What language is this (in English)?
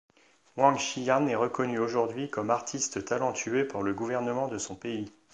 French